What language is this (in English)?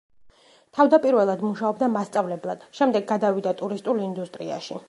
Georgian